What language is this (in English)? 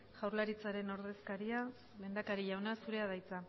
Basque